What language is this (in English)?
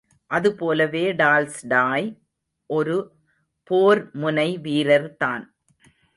Tamil